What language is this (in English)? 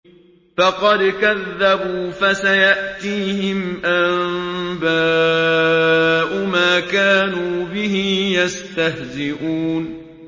Arabic